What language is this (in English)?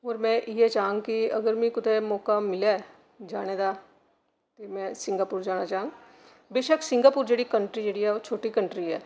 Dogri